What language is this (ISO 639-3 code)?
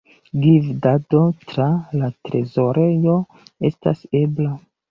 epo